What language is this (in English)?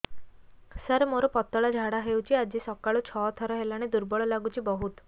Odia